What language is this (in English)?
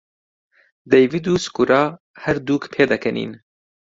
Central Kurdish